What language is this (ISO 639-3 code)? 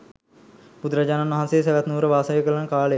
sin